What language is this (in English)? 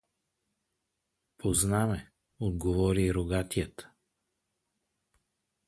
Bulgarian